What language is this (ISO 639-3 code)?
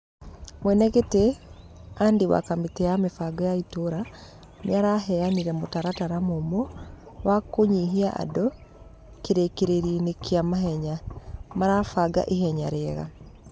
kik